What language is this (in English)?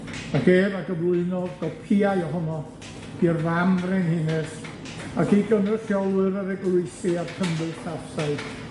Welsh